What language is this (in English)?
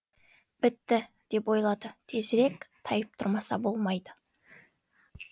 Kazakh